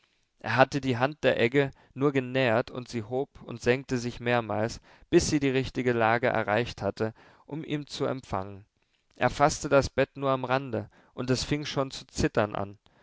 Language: German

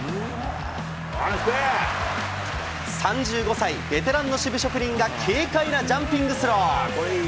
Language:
Japanese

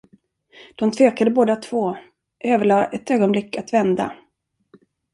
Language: Swedish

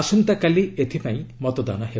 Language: Odia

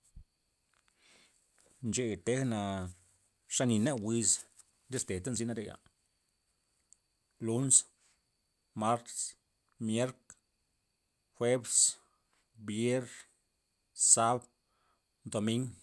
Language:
Loxicha Zapotec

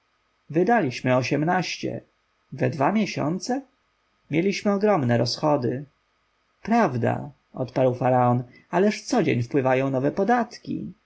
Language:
Polish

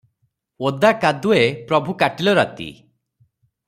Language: Odia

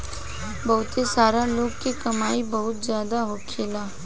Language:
Bhojpuri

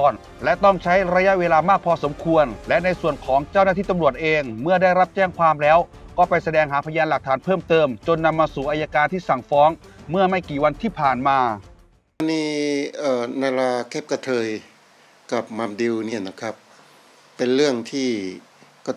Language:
Thai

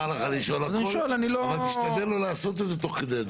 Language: Hebrew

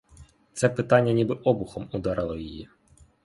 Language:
Ukrainian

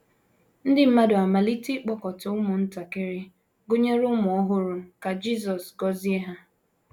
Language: Igbo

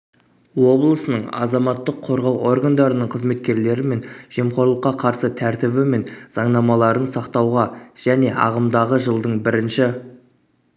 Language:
Kazakh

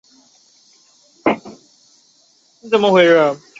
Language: Chinese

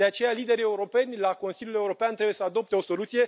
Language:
Romanian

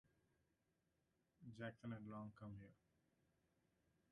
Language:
English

